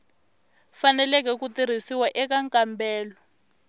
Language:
Tsonga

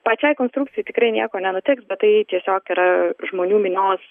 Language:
Lithuanian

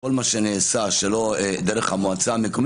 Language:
Hebrew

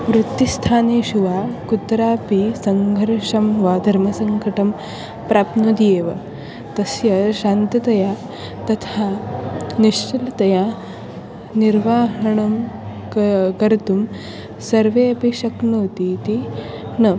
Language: Sanskrit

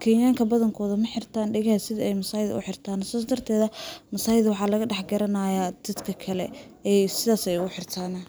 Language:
Somali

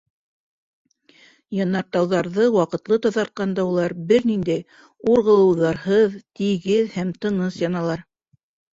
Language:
Bashkir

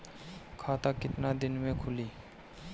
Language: Bhojpuri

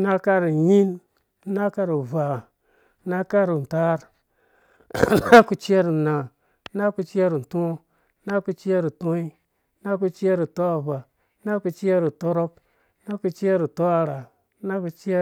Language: Dũya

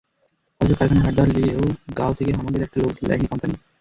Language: Bangla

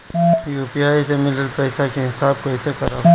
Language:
Bhojpuri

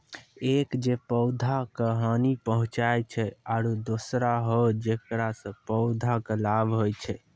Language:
Maithili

